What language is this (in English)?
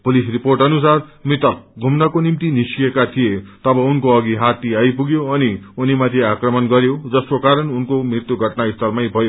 Nepali